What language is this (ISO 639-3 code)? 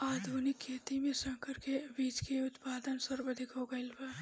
bho